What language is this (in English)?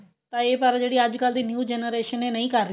Punjabi